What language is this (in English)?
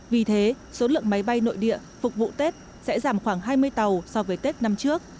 Vietnamese